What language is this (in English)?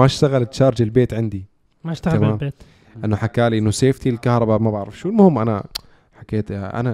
Arabic